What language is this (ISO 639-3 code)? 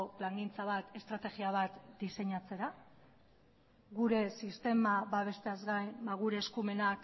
eus